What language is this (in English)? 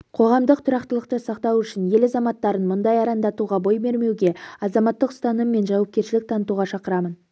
Kazakh